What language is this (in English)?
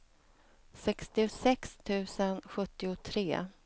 Swedish